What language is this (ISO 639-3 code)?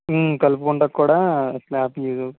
tel